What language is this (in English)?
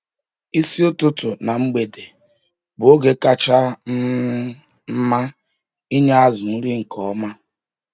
Igbo